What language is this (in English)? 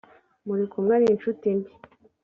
Kinyarwanda